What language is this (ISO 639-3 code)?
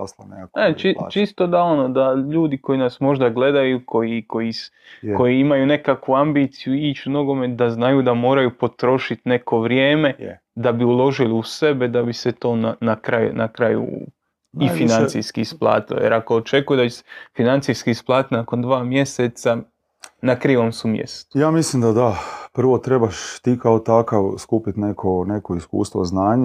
hrv